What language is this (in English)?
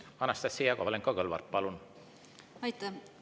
Estonian